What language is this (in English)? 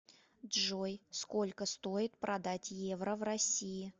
Russian